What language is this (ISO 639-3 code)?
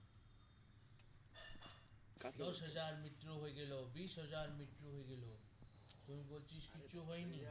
ben